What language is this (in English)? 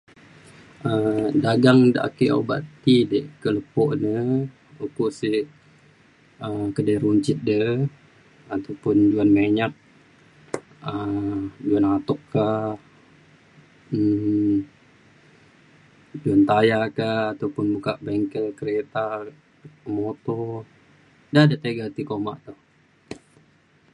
Mainstream Kenyah